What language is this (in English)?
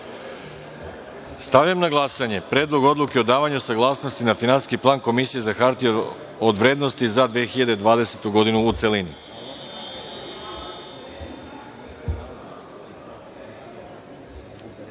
Serbian